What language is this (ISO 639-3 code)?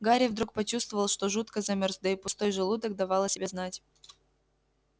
rus